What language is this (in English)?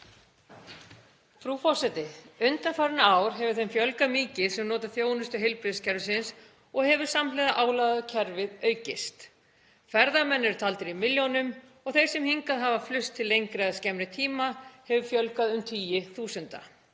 Icelandic